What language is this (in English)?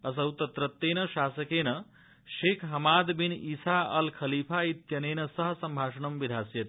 Sanskrit